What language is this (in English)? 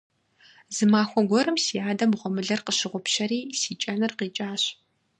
Kabardian